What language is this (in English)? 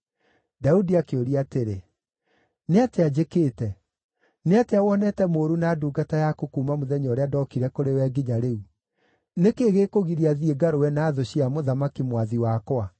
Kikuyu